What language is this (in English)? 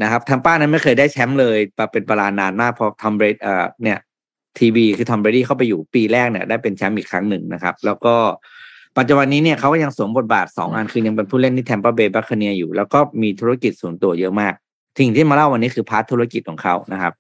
Thai